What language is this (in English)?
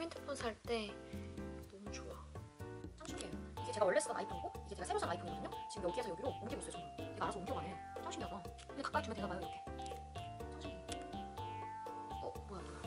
Korean